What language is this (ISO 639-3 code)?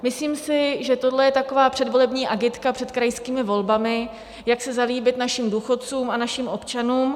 ces